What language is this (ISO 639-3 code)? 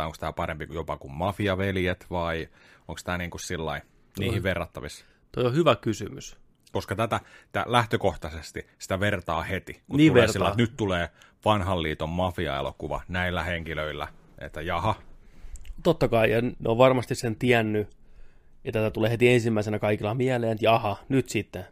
fin